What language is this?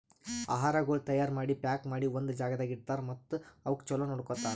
Kannada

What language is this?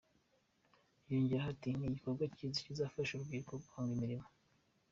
Kinyarwanda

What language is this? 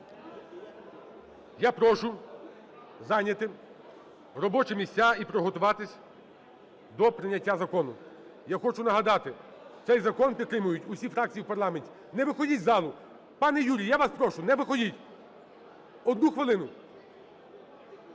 Ukrainian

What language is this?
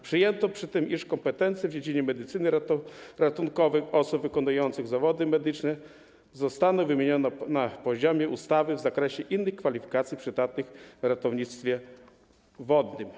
Polish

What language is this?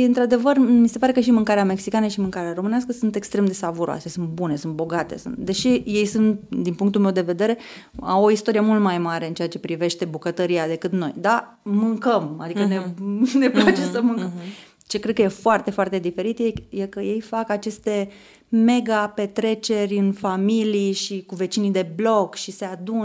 Romanian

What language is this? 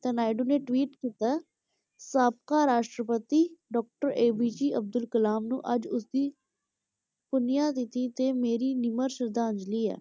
Punjabi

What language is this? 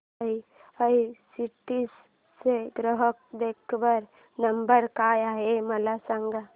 Marathi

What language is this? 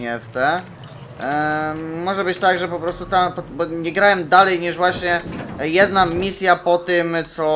Polish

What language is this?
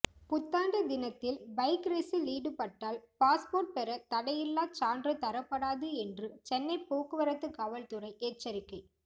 Tamil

